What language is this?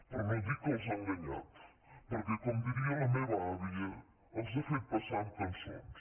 Catalan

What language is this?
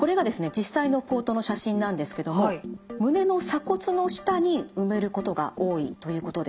Japanese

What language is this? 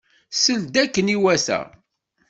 Kabyle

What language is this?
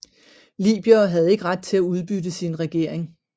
Danish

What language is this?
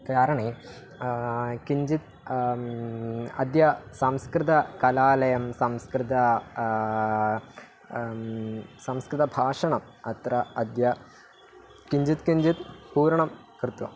Sanskrit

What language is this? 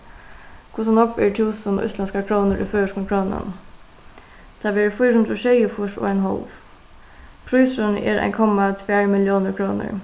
Faroese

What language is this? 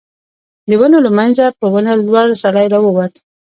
Pashto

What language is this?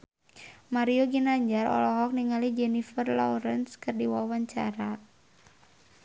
Sundanese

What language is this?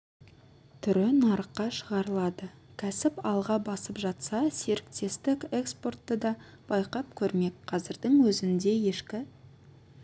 Kazakh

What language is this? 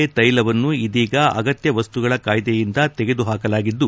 Kannada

